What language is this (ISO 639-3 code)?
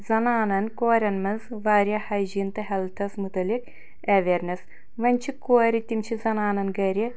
kas